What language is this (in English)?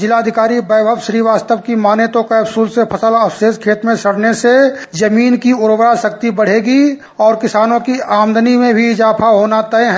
Hindi